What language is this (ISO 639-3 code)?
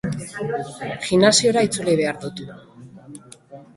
eus